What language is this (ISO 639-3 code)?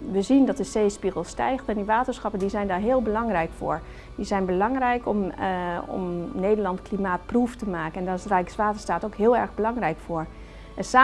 nld